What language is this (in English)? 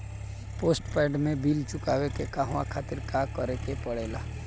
Bhojpuri